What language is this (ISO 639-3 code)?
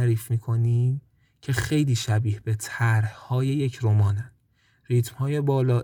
fas